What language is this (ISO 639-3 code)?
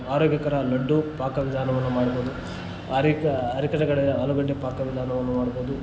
kan